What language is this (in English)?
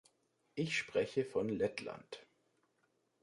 German